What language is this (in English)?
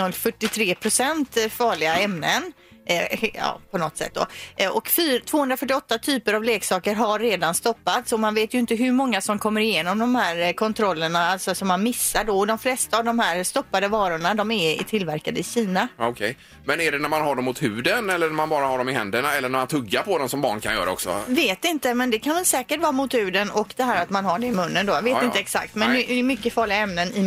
Swedish